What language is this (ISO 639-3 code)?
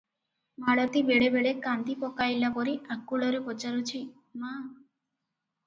ori